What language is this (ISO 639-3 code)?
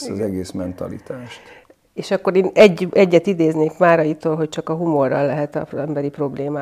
hun